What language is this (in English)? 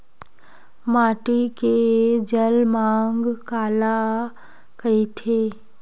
Chhattisgarhi